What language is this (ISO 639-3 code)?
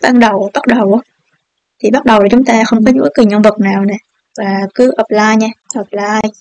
vie